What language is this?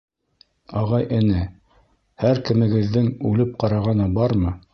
Bashkir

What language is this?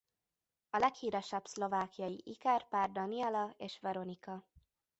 Hungarian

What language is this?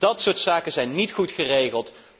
Dutch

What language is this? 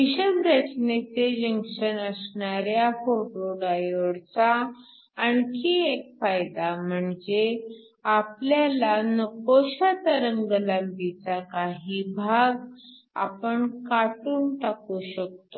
Marathi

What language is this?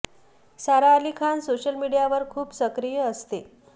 Marathi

